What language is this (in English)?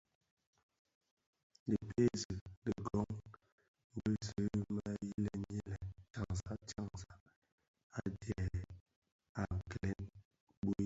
Bafia